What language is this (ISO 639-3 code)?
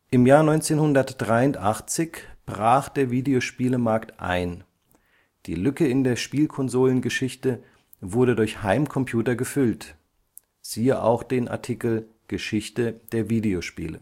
deu